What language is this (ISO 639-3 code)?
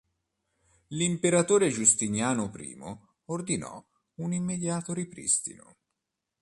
ita